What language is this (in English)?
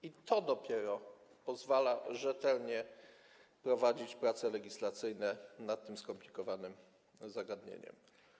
Polish